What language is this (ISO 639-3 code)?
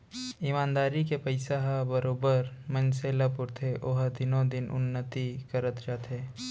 hne